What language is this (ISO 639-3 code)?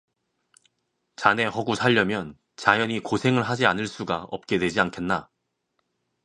kor